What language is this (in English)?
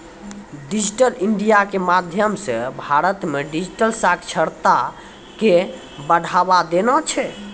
Maithili